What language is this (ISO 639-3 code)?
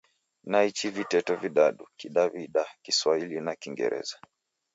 dav